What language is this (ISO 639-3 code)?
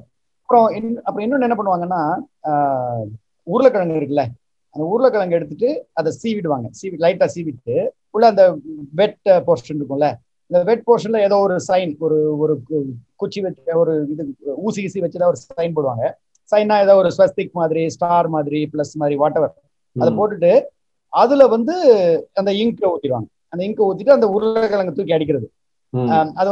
tam